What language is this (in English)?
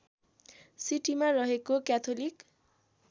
Nepali